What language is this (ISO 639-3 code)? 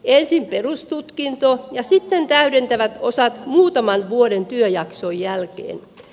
fin